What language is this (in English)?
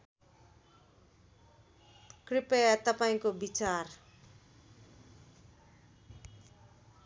Nepali